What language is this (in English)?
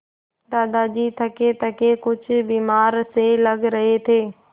Hindi